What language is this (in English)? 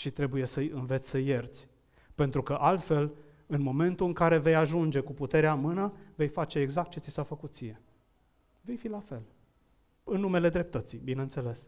Romanian